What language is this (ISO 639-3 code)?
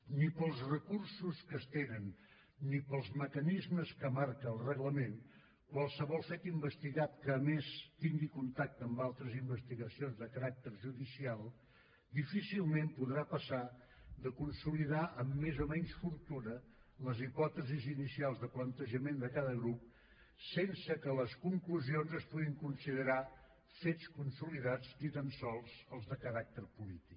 cat